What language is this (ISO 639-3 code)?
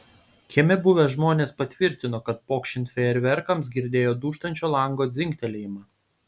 lit